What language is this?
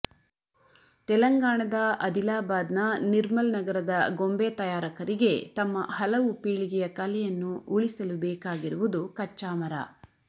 Kannada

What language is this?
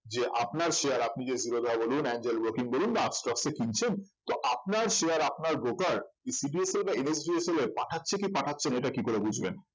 Bangla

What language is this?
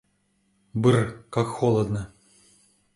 Russian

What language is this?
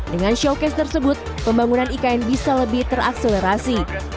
Indonesian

